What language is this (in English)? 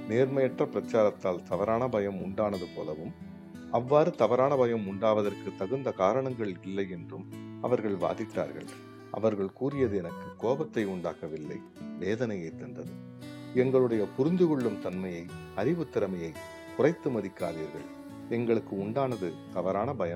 Tamil